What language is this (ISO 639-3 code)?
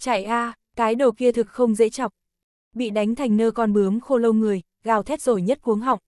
vie